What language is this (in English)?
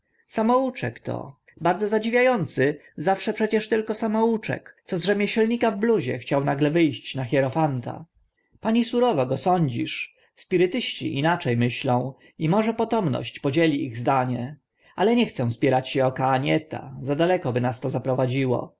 Polish